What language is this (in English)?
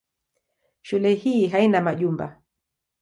Swahili